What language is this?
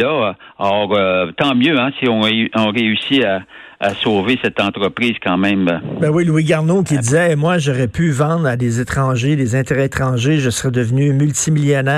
French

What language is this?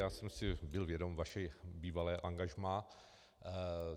Czech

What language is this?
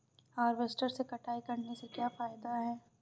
Hindi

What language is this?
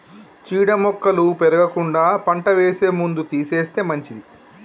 Telugu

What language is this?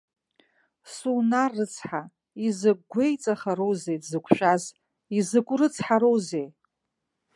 Abkhazian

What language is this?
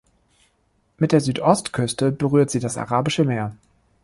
German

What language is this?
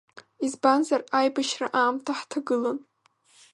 Abkhazian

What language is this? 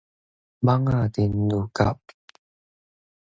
Min Nan Chinese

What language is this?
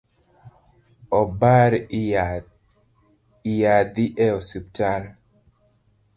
Luo (Kenya and Tanzania)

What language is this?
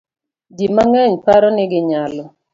Luo (Kenya and Tanzania)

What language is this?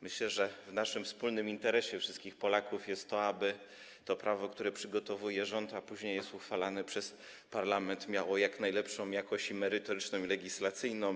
Polish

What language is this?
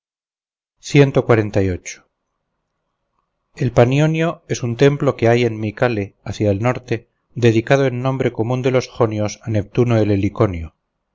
Spanish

